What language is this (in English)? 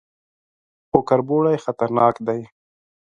Pashto